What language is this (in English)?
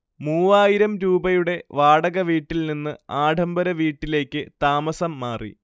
Malayalam